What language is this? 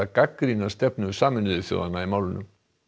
Icelandic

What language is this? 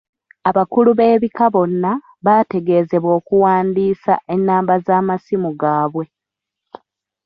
Ganda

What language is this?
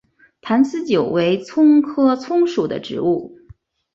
Chinese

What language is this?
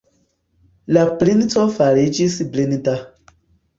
Esperanto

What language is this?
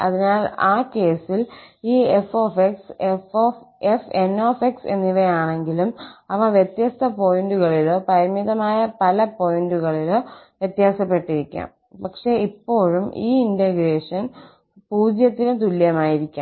Malayalam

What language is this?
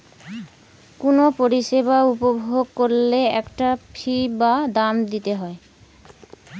Bangla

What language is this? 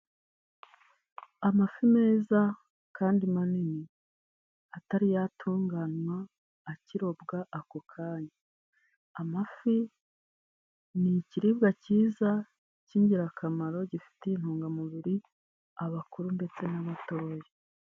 Kinyarwanda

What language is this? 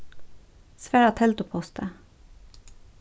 Faroese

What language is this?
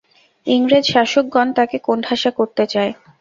Bangla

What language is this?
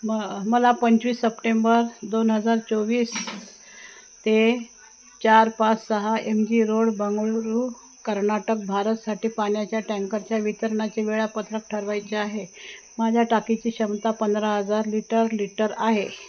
Marathi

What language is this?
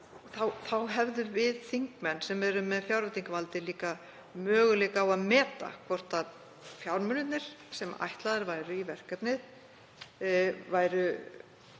Icelandic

